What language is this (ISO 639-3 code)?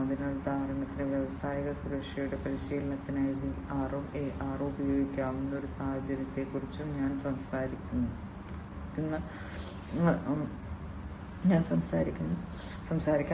mal